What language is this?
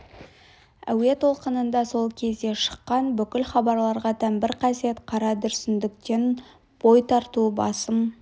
Kazakh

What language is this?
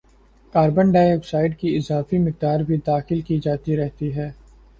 Urdu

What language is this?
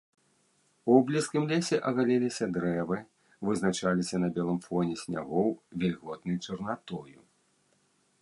Belarusian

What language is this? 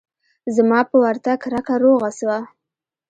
Pashto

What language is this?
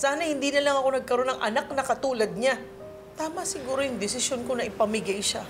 Filipino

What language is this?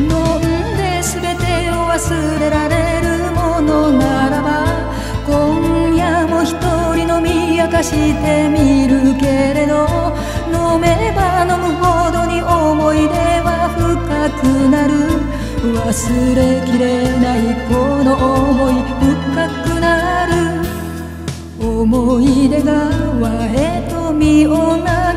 Japanese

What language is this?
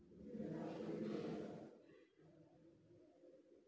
Maithili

